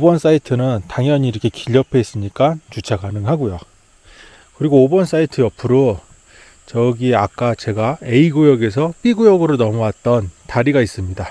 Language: Korean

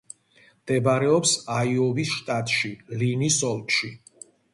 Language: Georgian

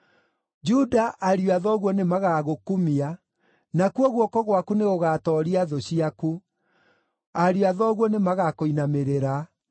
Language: Kikuyu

